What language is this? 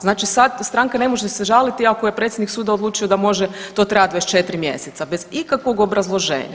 Croatian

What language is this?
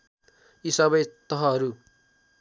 Nepali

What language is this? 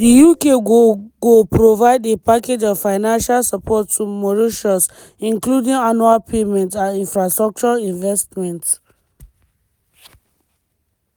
Nigerian Pidgin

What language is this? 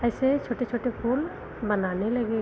Hindi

